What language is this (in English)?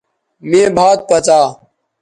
Bateri